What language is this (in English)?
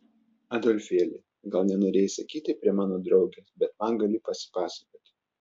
Lithuanian